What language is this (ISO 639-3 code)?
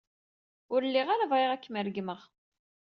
kab